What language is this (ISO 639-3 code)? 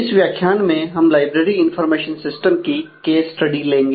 hin